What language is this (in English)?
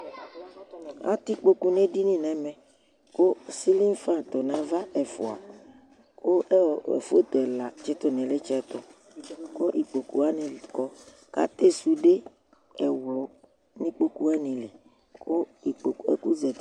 Ikposo